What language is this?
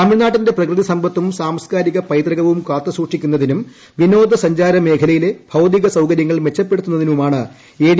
Malayalam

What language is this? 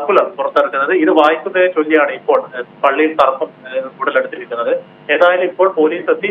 Malayalam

